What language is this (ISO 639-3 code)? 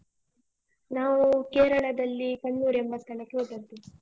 kan